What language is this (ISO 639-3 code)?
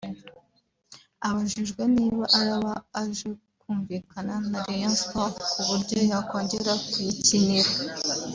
kin